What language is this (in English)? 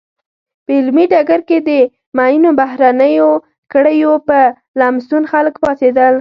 Pashto